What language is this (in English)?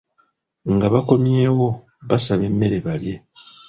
Ganda